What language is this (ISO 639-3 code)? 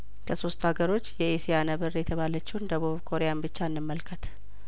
amh